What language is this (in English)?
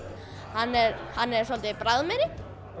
Icelandic